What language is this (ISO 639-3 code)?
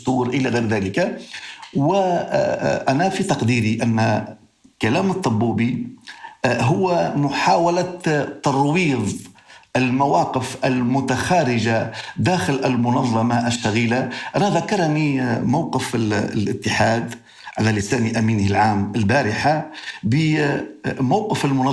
ara